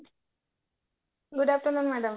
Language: Odia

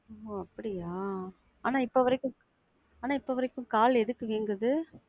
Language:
Tamil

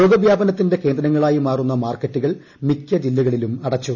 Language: Malayalam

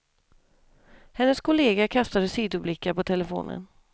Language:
Swedish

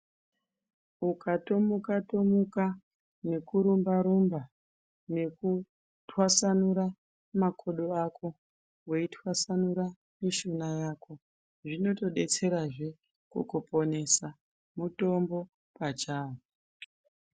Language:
Ndau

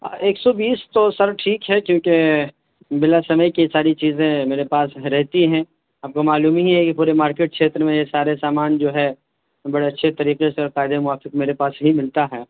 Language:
Urdu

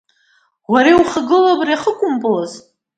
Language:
Abkhazian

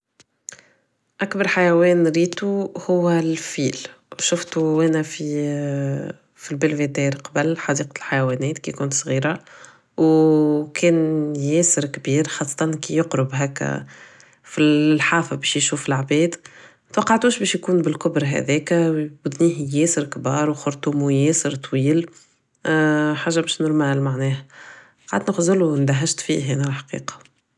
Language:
Tunisian Arabic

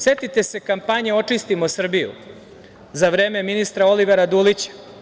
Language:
Serbian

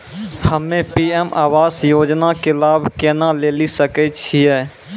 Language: Maithili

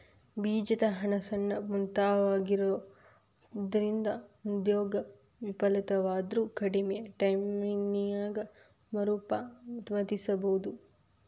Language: Kannada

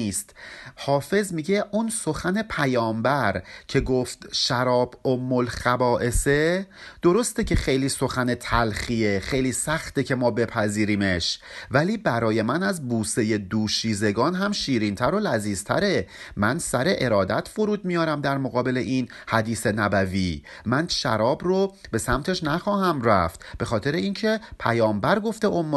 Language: Persian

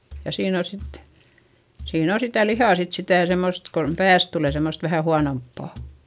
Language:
Finnish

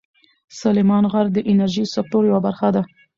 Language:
Pashto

